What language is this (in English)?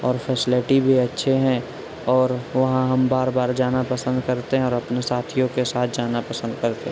Urdu